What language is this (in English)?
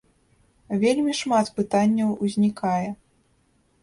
Belarusian